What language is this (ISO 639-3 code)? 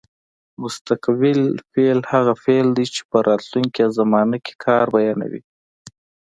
pus